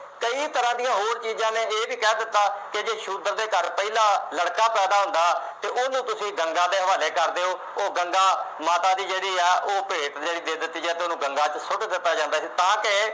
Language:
Punjabi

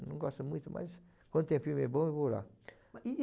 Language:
Portuguese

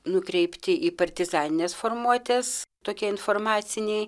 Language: Lithuanian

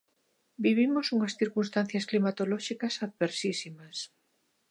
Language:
Galician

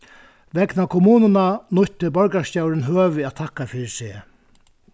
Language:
Faroese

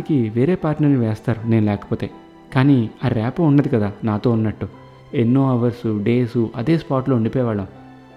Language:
Telugu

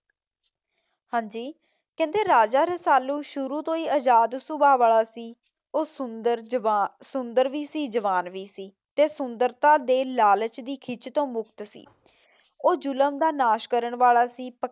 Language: Punjabi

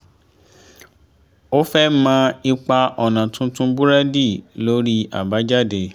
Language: Yoruba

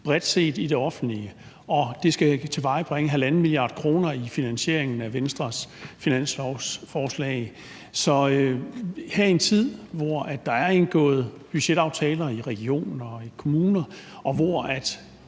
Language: Danish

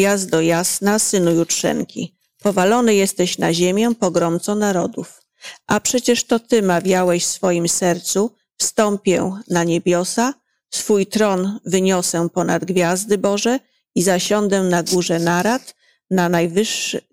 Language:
Polish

